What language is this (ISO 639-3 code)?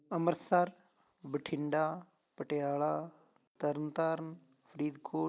pan